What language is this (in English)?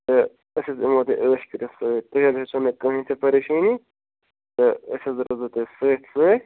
Kashmiri